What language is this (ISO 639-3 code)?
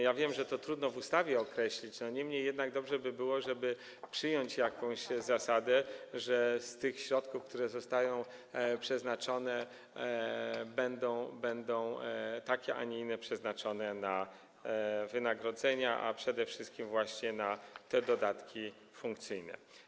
pol